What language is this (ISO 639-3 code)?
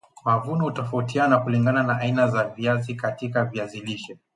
swa